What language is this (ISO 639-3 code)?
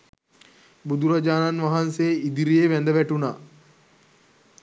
sin